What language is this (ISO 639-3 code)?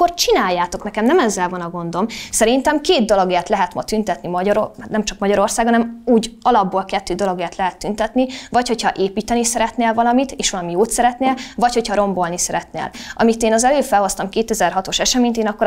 hun